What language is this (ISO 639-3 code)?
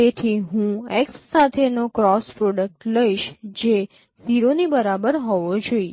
guj